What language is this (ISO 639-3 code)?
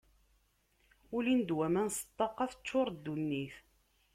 kab